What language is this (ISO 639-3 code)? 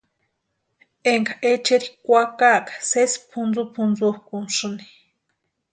pua